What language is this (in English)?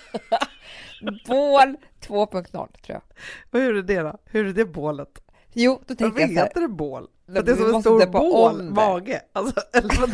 Swedish